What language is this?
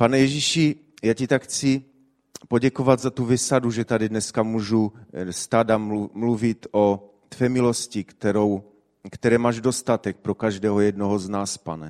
Czech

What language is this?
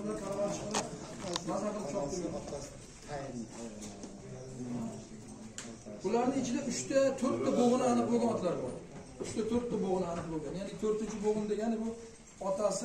Turkish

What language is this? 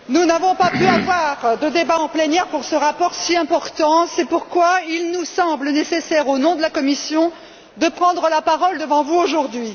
French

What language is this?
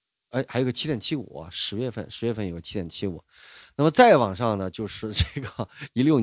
Chinese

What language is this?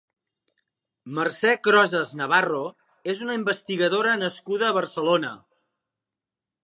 Catalan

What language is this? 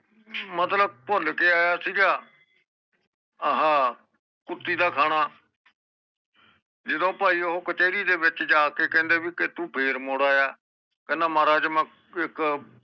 Punjabi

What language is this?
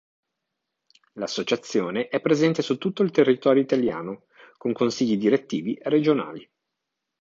Italian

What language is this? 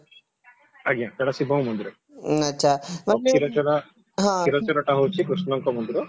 Odia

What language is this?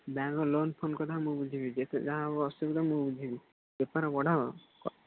Odia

